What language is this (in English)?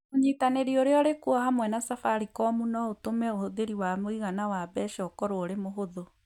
Kikuyu